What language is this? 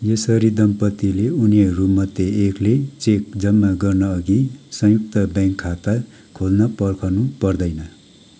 Nepali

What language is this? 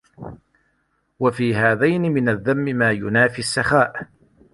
Arabic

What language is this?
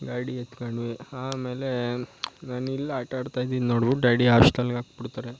Kannada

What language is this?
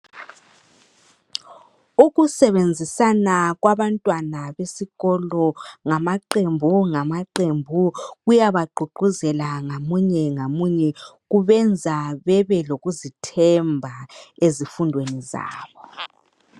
North Ndebele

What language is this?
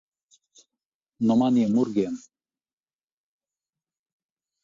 Latvian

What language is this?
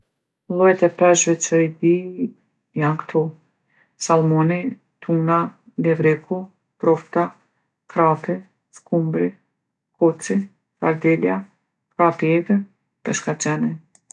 Gheg Albanian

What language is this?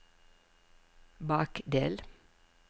Norwegian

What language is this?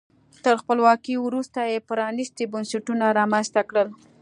Pashto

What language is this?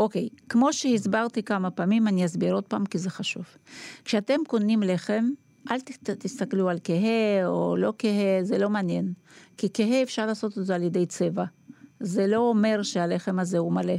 Hebrew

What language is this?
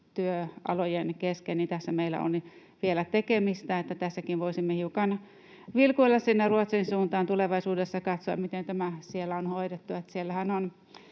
Finnish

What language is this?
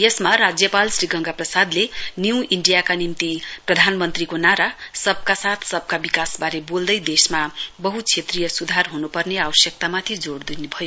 Nepali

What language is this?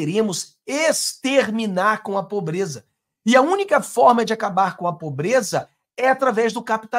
Portuguese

